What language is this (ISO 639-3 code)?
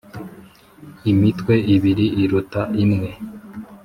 kin